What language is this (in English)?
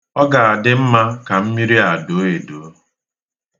Igbo